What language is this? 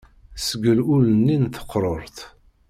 Kabyle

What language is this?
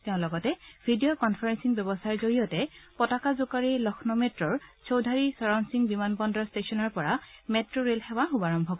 Assamese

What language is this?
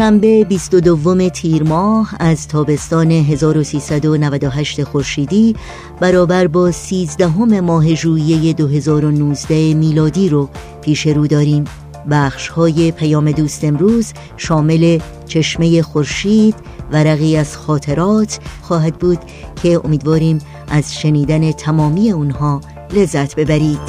Persian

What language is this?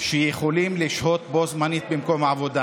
Hebrew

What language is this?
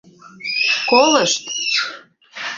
Mari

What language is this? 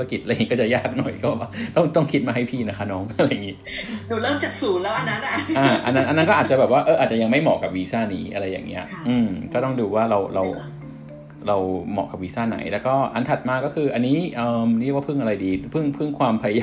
Thai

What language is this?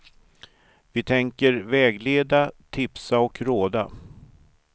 Swedish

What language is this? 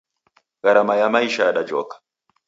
Taita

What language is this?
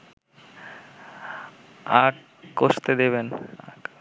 Bangla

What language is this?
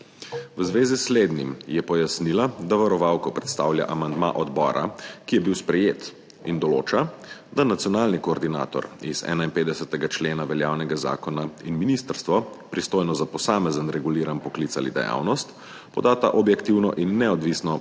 Slovenian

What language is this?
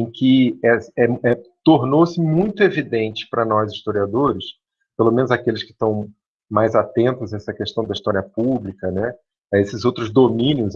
Portuguese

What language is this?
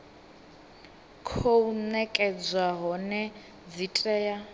Venda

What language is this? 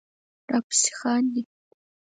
Pashto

